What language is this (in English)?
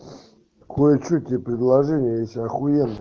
Russian